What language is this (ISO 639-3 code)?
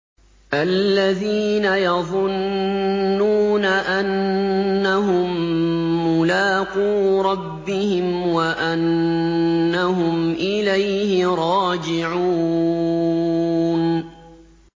ara